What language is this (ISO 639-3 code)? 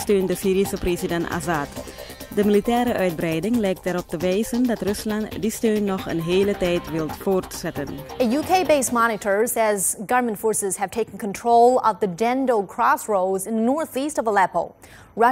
nld